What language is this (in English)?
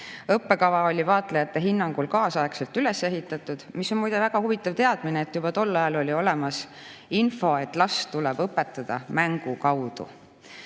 Estonian